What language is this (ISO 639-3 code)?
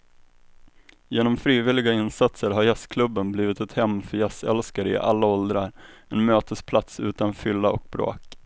swe